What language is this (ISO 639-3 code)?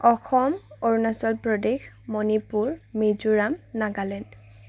asm